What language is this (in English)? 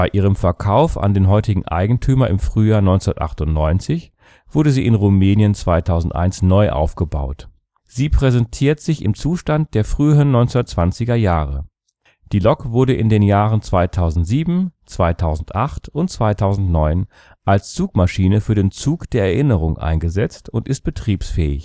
German